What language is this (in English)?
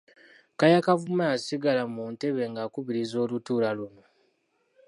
Ganda